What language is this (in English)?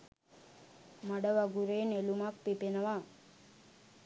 Sinhala